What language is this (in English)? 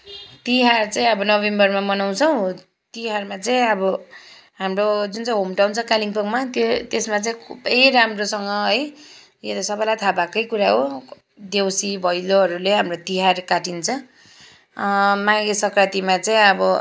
Nepali